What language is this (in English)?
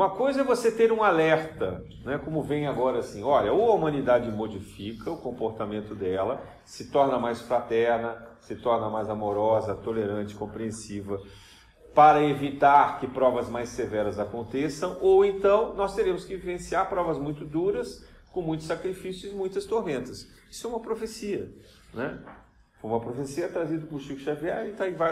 Portuguese